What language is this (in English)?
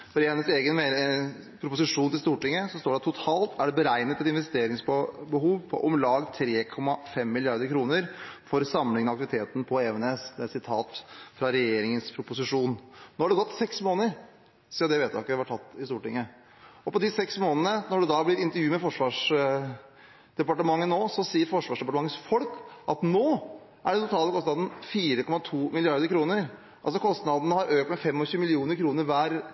Norwegian Bokmål